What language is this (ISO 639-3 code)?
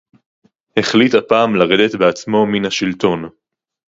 heb